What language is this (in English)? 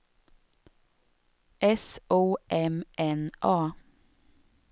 Swedish